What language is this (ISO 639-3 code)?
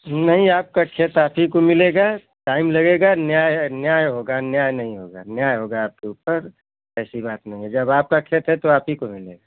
hin